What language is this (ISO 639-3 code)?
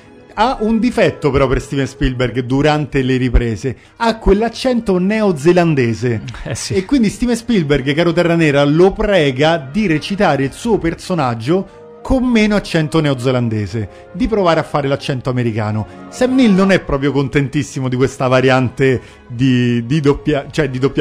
ita